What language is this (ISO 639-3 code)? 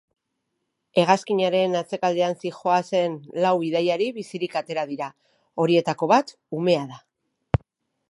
eus